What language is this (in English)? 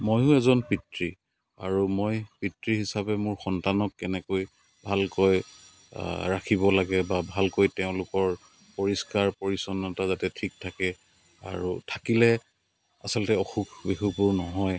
Assamese